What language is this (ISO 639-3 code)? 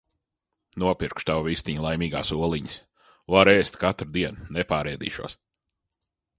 lav